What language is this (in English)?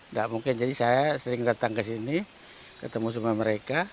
Indonesian